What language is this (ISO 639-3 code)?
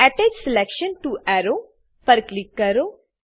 guj